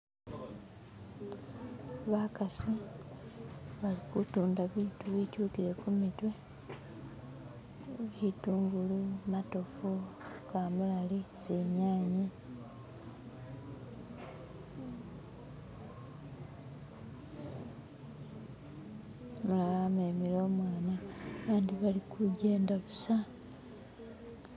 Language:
Masaaba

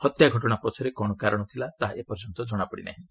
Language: Odia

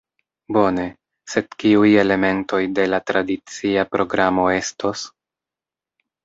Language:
Esperanto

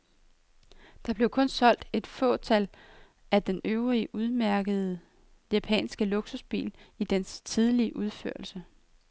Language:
Danish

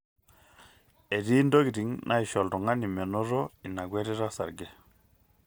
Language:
Masai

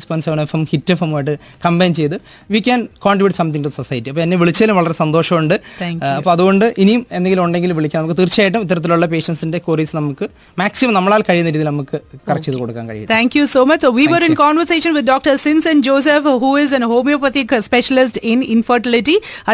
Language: Malayalam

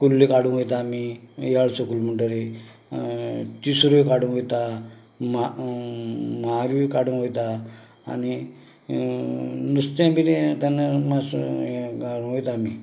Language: Konkani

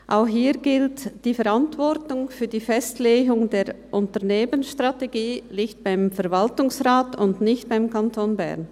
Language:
Swiss German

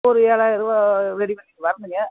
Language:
Tamil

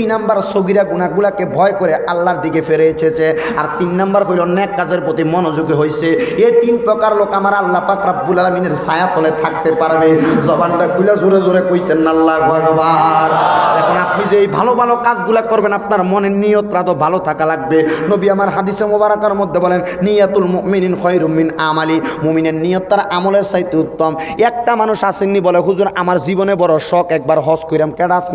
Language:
Indonesian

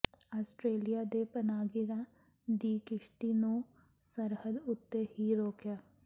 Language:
Punjabi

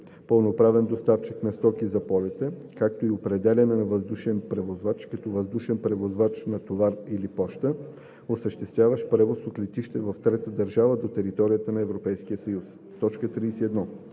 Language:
Bulgarian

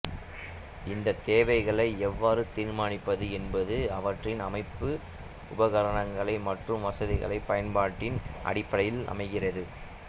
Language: Tamil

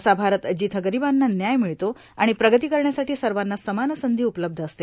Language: Marathi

